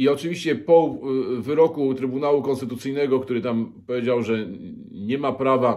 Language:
Polish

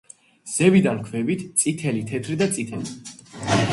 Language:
Georgian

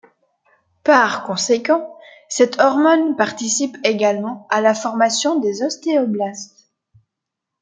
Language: French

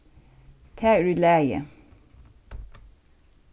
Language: Faroese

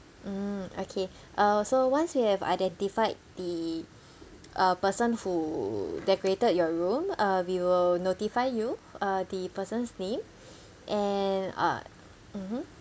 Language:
English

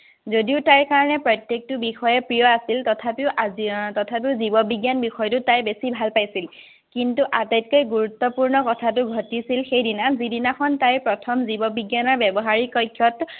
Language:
Assamese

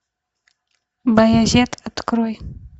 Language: Russian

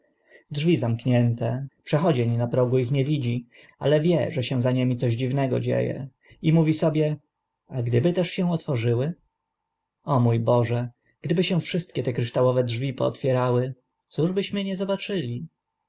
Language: Polish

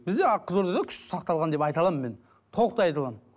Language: Kazakh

